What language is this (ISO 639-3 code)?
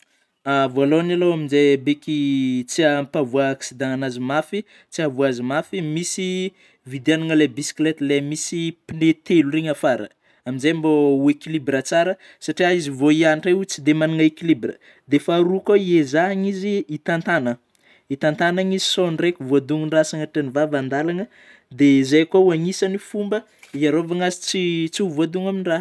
bmm